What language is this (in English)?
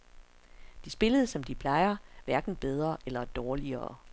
Danish